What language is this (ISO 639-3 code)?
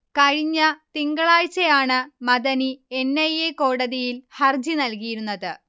mal